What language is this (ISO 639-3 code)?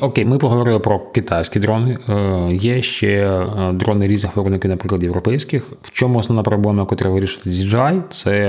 ukr